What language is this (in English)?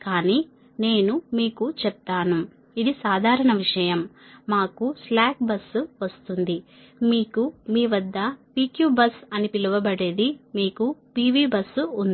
Telugu